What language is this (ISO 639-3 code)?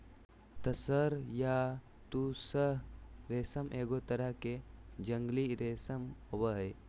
mag